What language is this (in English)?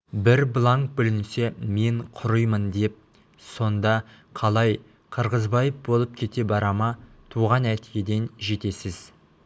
Kazakh